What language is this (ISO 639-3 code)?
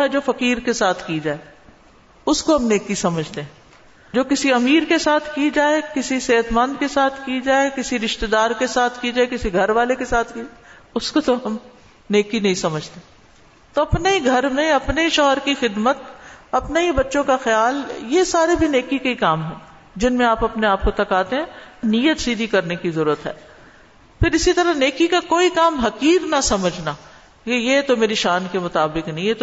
urd